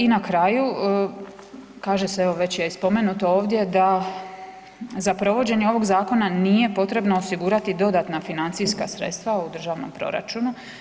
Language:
Croatian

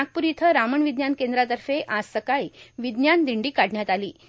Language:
Marathi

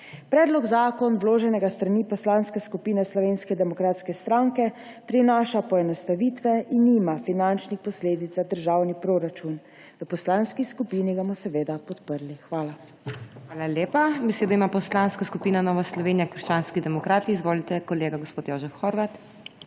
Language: Slovenian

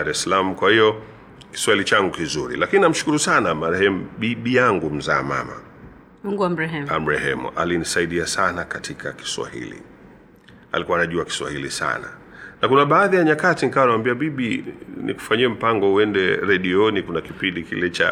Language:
Swahili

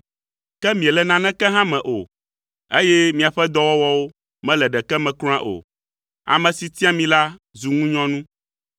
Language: Ewe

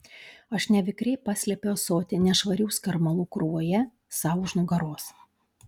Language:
Lithuanian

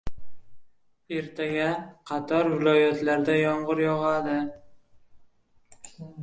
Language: Uzbek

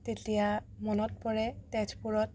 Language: Assamese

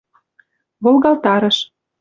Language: Mari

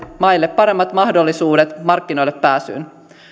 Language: Finnish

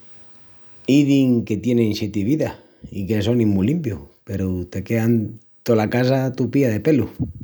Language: Extremaduran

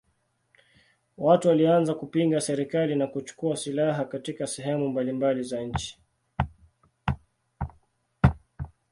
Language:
Swahili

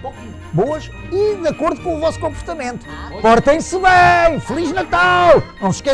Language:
Portuguese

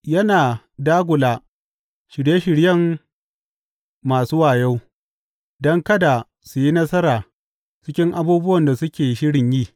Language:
Hausa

